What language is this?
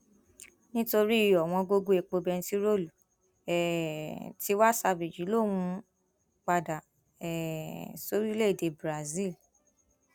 Yoruba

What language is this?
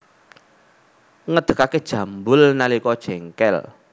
Javanese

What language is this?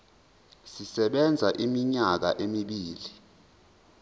Zulu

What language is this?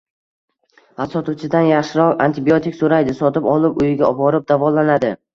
Uzbek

